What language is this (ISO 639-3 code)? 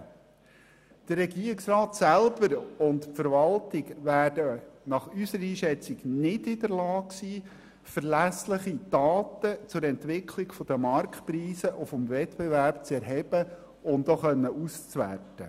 gsw